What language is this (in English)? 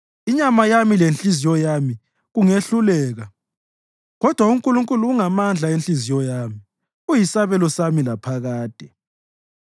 North Ndebele